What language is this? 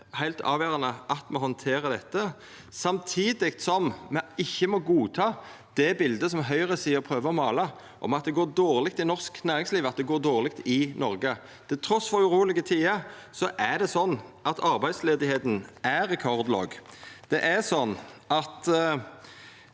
Norwegian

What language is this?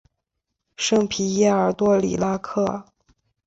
Chinese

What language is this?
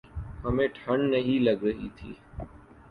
Urdu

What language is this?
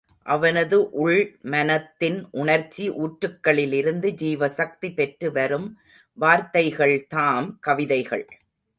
Tamil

